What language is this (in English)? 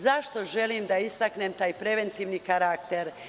Serbian